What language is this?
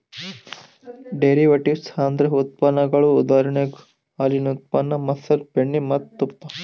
Kannada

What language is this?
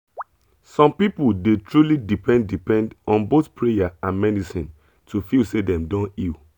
Nigerian Pidgin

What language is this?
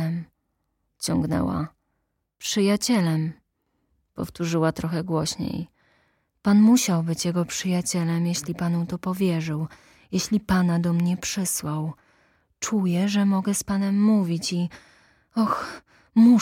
Polish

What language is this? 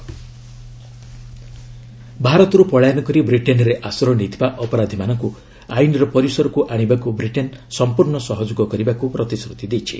Odia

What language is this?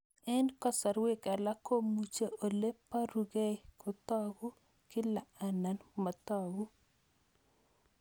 Kalenjin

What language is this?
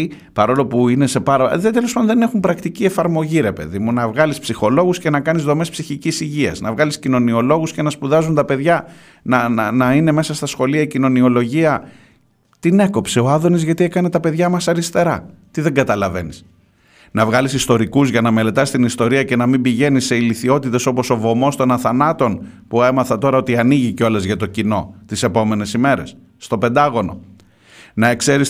Greek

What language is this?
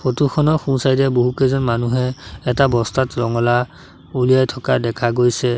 Assamese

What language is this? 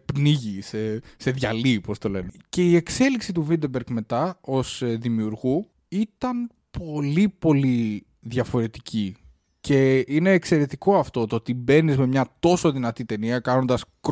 Greek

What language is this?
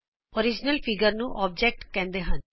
Punjabi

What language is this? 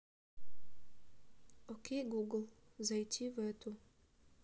Russian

